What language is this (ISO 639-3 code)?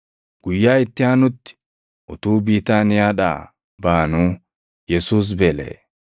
orm